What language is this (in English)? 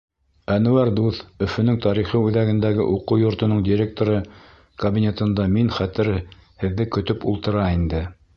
Bashkir